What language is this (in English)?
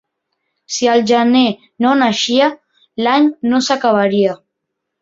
Catalan